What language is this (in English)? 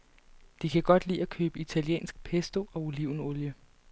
Danish